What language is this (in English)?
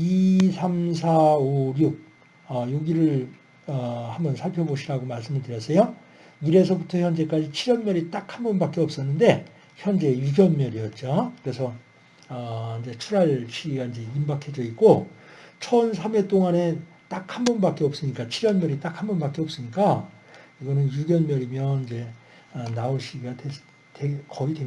Korean